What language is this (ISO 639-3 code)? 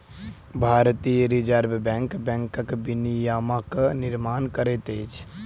mai